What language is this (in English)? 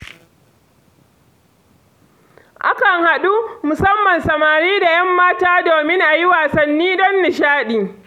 Hausa